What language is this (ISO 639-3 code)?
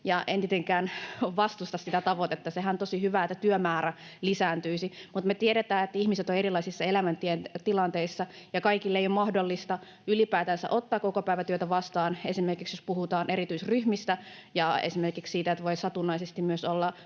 fin